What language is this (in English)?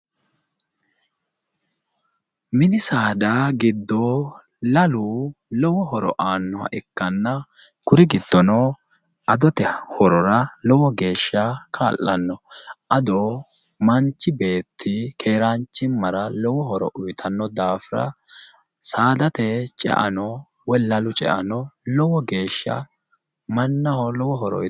Sidamo